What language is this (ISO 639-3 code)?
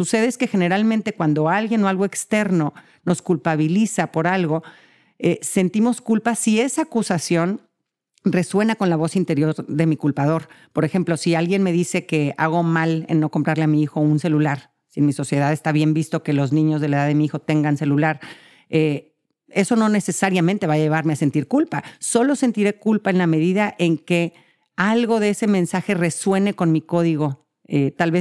spa